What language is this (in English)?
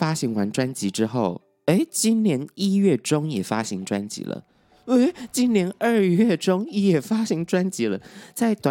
Chinese